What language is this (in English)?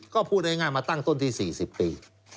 Thai